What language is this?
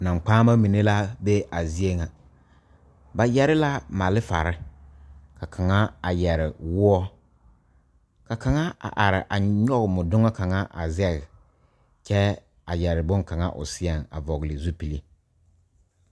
Southern Dagaare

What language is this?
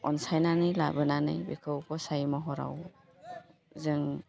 Bodo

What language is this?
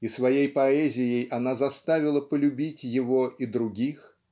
Russian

